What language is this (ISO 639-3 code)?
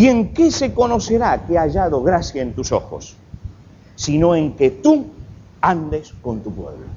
spa